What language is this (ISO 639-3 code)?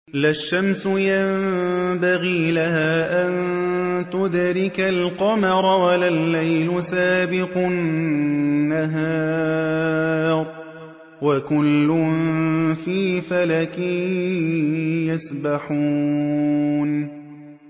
ara